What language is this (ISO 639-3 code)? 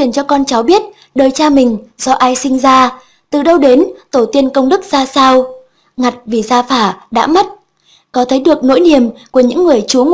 vie